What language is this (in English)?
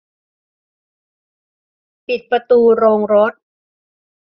Thai